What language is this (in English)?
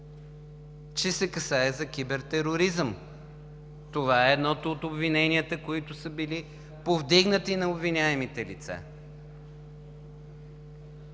Bulgarian